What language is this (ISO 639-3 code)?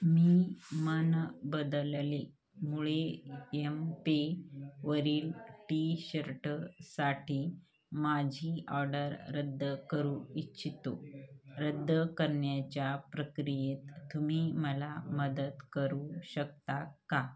mar